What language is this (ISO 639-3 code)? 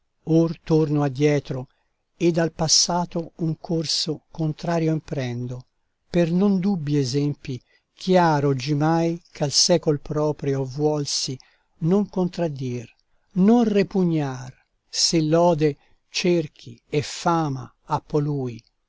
ita